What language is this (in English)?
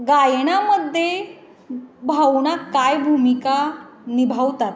Marathi